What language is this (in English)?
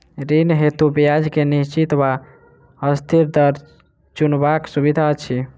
Maithili